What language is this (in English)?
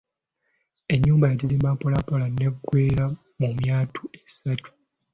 Ganda